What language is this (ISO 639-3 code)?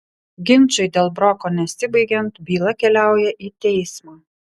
lit